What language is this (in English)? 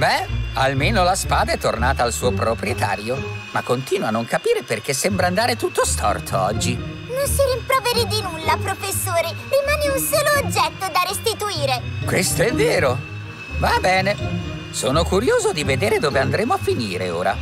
Italian